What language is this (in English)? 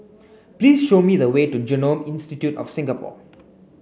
English